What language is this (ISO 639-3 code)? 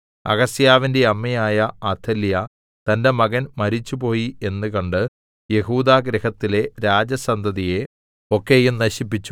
mal